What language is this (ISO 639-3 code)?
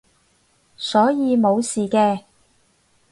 yue